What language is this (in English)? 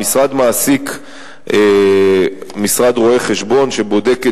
Hebrew